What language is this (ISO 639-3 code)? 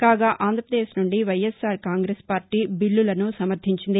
tel